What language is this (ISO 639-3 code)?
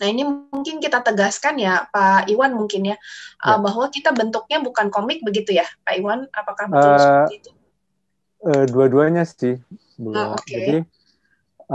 ind